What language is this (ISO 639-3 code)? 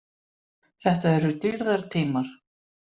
isl